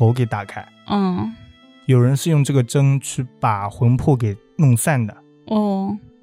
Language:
Chinese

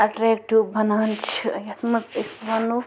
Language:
Kashmiri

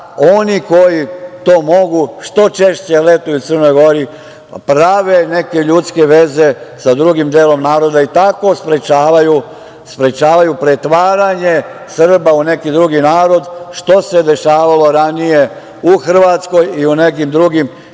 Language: Serbian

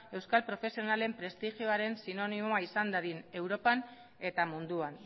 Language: Basque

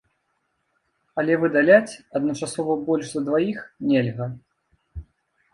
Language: Belarusian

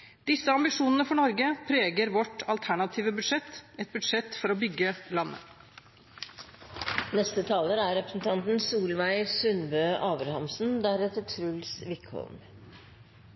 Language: Norwegian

